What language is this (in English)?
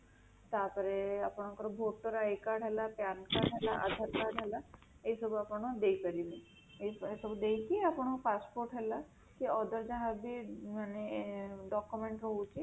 Odia